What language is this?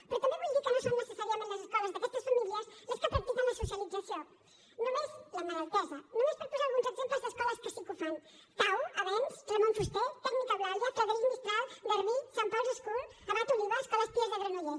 Catalan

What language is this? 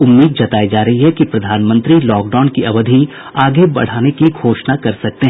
Hindi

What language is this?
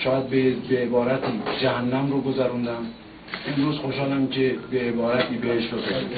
Persian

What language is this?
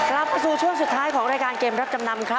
Thai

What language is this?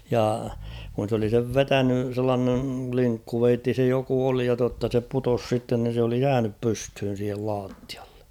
Finnish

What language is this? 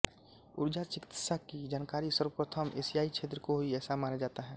Hindi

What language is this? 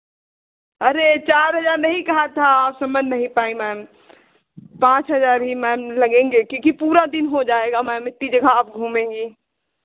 Hindi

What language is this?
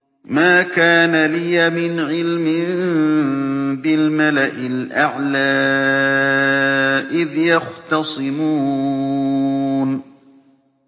Arabic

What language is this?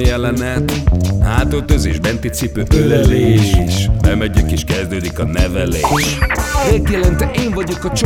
Hungarian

